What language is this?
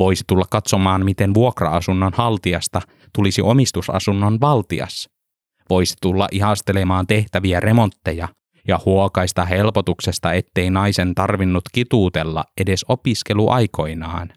Finnish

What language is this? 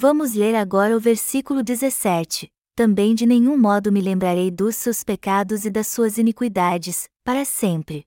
Portuguese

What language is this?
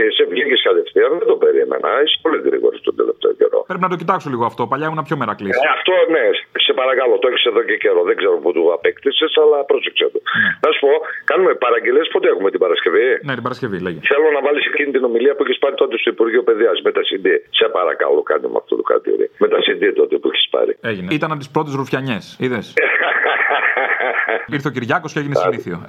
Greek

